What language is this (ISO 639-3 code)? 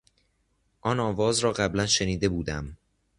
fas